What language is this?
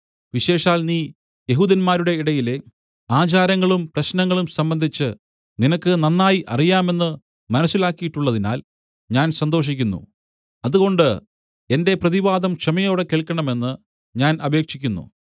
Malayalam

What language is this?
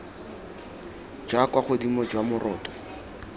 Tswana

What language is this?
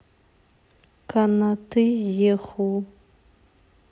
Russian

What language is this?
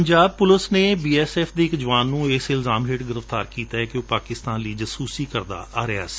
Punjabi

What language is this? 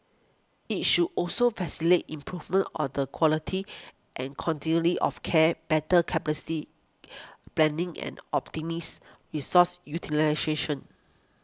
English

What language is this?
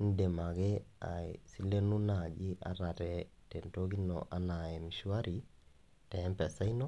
Masai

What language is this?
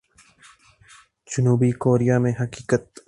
Urdu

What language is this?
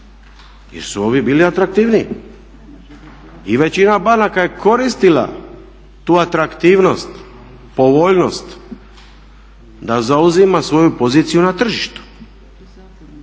Croatian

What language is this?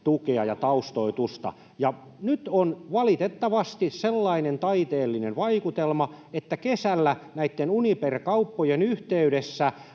Finnish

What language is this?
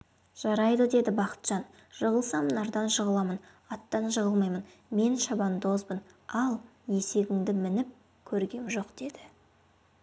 Kazakh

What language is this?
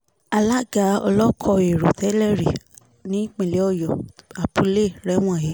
Yoruba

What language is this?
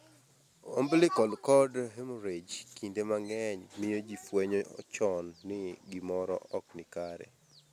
Luo (Kenya and Tanzania)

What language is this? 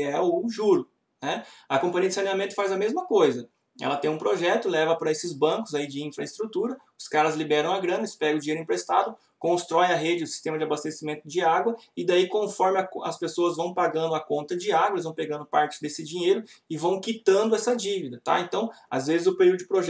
Portuguese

